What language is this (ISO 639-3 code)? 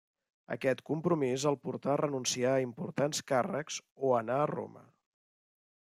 cat